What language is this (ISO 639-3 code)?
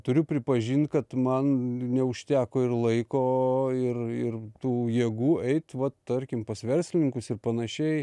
lit